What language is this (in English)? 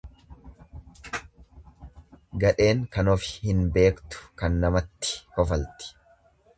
Oromo